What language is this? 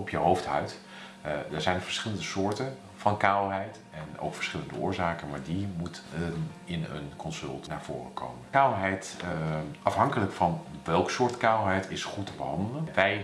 Dutch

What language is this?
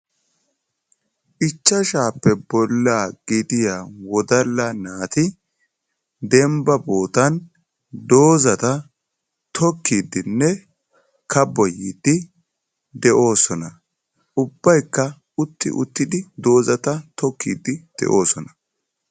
Wolaytta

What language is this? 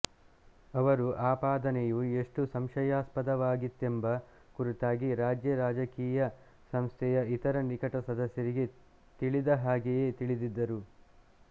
Kannada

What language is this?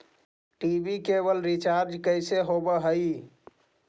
Magahi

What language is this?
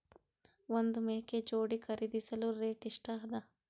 Kannada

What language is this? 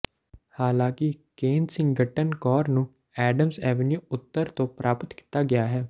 Punjabi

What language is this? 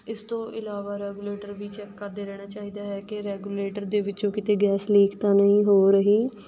Punjabi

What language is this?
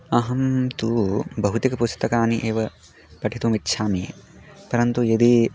Sanskrit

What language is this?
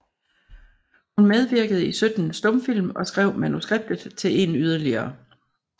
Danish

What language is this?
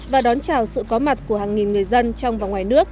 Vietnamese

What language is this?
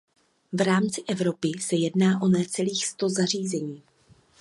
Czech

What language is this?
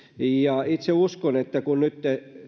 Finnish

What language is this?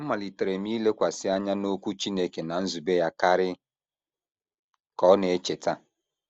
Igbo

